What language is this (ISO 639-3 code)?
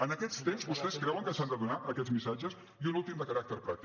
cat